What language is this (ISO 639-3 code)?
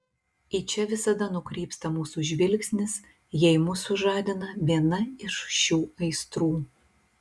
lit